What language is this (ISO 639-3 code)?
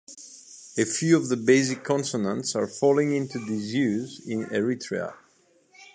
eng